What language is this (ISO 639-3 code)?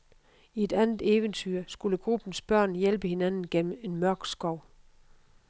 dan